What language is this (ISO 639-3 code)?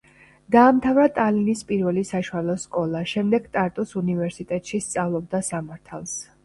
kat